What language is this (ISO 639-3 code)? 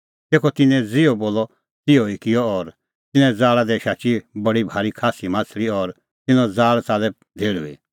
kfx